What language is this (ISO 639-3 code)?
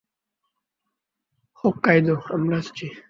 ben